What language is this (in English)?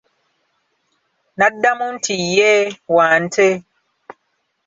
Ganda